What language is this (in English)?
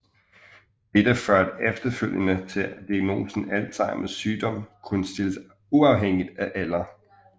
Danish